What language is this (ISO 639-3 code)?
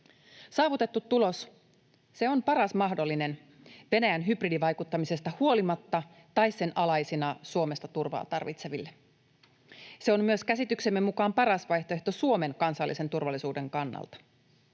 fin